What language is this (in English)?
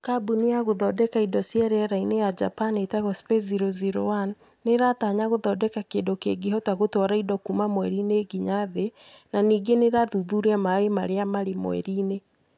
Kikuyu